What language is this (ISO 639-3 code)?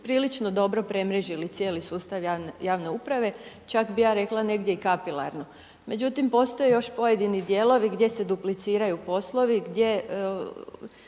hrv